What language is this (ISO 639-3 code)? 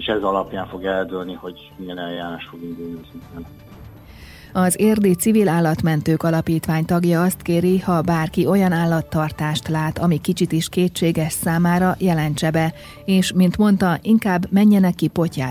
hun